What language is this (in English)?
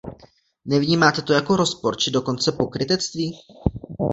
Czech